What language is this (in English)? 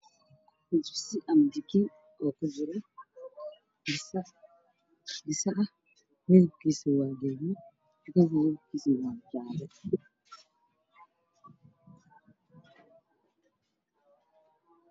Somali